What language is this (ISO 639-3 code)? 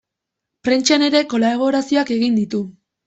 eus